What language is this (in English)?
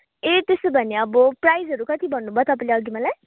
Nepali